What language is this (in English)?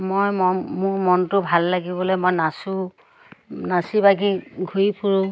Assamese